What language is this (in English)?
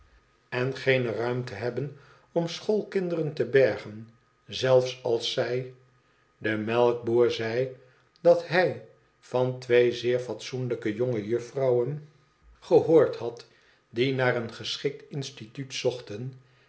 Dutch